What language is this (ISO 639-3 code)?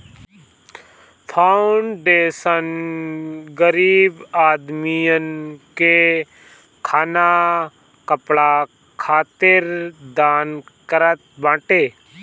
bho